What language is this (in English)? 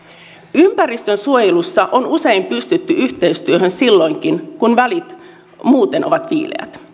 Finnish